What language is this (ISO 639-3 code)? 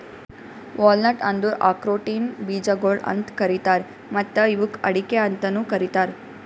kan